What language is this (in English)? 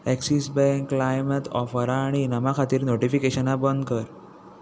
Konkani